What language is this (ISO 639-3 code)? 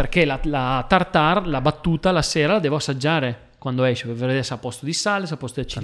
ita